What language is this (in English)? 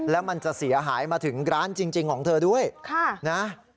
Thai